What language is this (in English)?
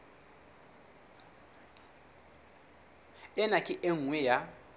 Southern Sotho